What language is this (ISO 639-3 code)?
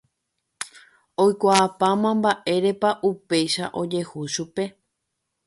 grn